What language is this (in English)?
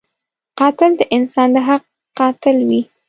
Pashto